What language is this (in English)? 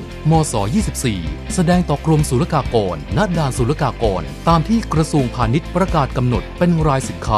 Thai